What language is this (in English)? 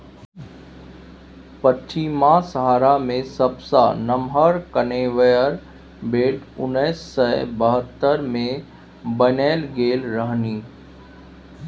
Maithili